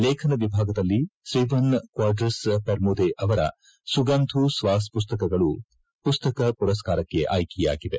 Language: Kannada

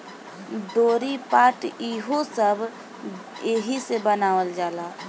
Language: Bhojpuri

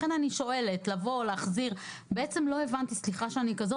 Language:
Hebrew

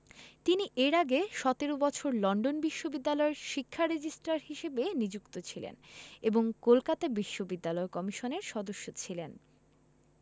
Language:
Bangla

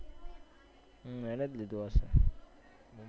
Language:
Gujarati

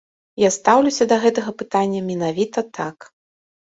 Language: Belarusian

